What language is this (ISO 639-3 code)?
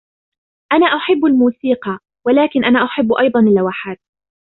ara